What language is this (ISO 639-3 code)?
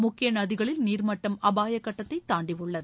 tam